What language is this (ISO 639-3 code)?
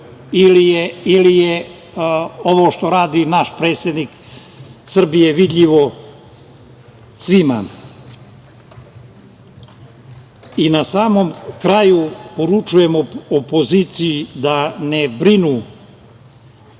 srp